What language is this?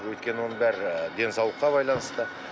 Kazakh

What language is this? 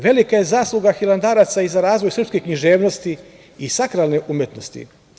Serbian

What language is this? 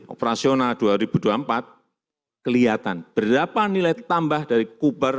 Indonesian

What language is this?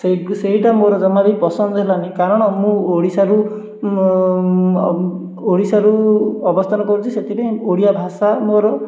Odia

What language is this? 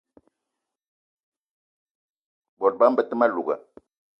Eton (Cameroon)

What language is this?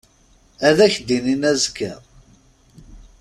Kabyle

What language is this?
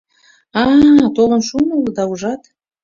Mari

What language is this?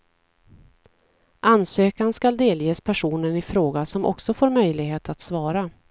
Swedish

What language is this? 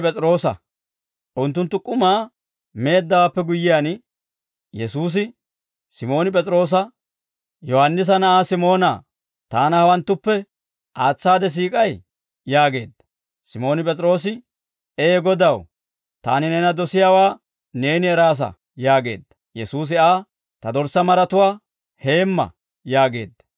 Dawro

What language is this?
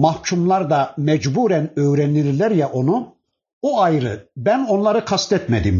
Turkish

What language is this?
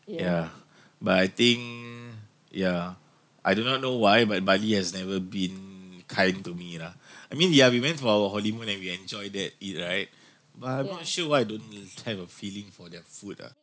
English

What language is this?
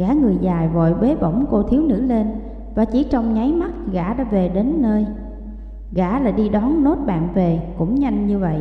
Vietnamese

